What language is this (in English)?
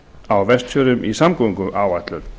Icelandic